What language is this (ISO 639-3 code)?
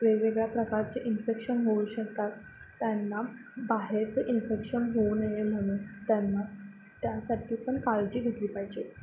mar